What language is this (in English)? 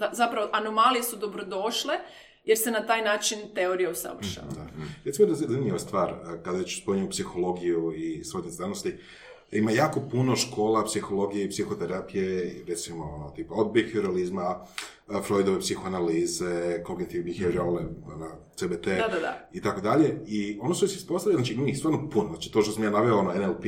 Croatian